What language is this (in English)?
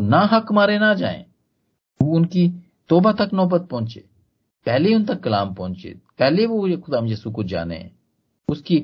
Hindi